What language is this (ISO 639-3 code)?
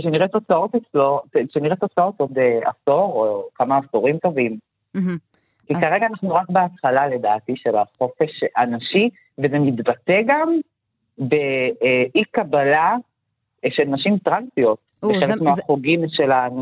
heb